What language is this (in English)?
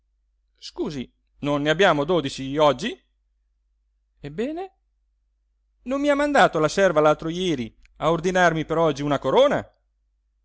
Italian